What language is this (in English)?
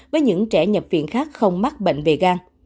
Vietnamese